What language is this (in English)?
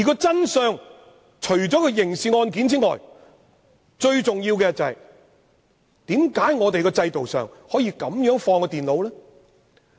Cantonese